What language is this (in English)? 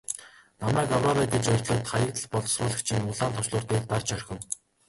Mongolian